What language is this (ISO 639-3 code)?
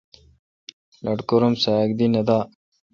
xka